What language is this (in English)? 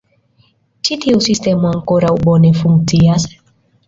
Esperanto